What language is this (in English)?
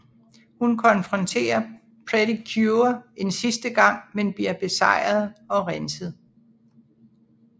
Danish